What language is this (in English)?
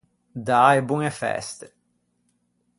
Ligurian